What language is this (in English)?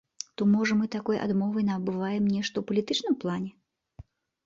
Belarusian